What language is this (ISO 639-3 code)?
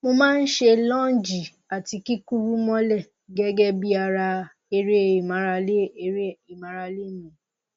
yor